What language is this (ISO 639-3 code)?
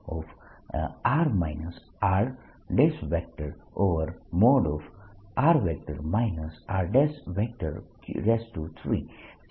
guj